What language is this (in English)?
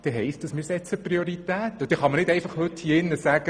Swiss German